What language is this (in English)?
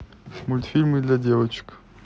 Russian